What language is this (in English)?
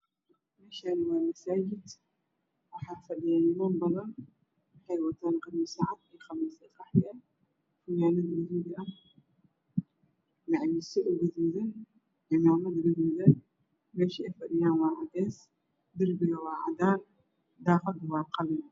Somali